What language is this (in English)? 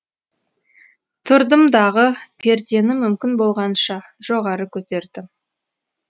Kazakh